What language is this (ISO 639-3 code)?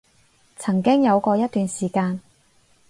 yue